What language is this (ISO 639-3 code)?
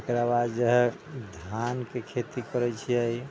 mai